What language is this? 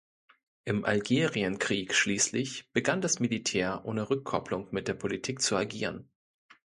German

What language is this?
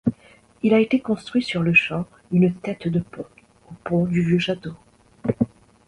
French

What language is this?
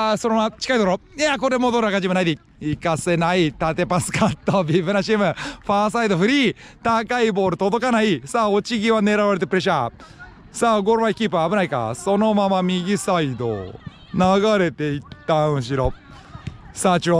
Japanese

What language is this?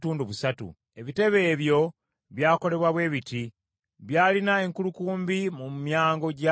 Ganda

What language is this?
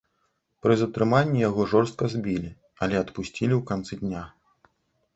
Belarusian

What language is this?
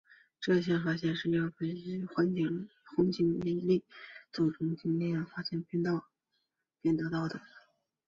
Chinese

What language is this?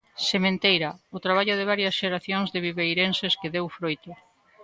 Galician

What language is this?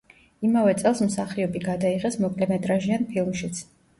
Georgian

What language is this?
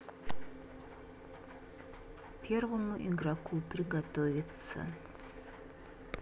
Russian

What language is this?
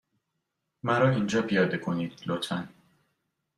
Persian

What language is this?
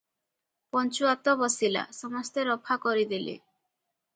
Odia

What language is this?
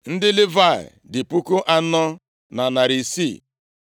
Igbo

